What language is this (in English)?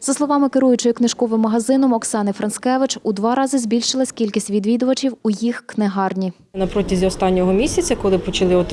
Ukrainian